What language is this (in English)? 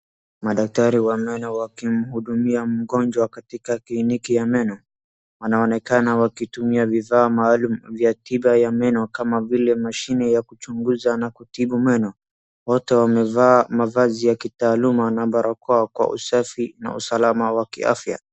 Swahili